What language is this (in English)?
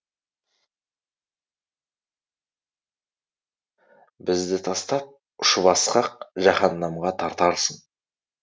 Kazakh